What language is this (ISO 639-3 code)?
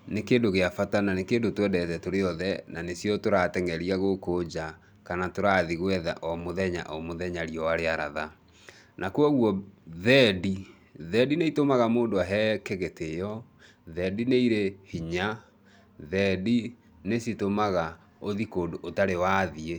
kik